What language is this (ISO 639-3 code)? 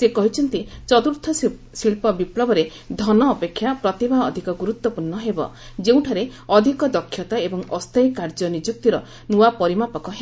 ori